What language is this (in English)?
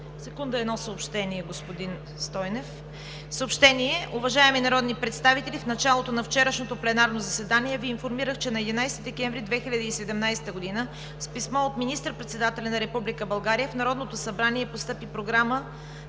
Bulgarian